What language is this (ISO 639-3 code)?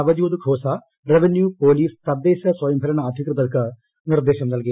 mal